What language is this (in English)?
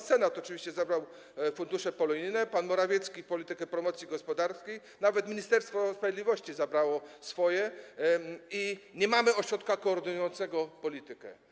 Polish